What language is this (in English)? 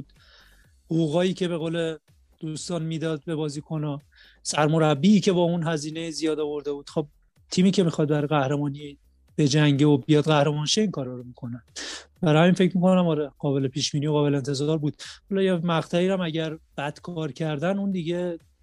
Persian